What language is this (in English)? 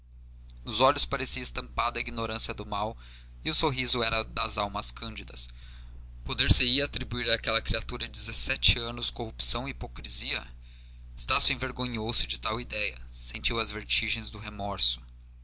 Portuguese